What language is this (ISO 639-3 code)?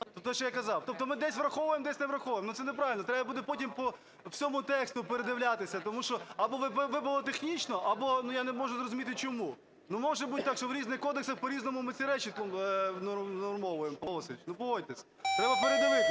ukr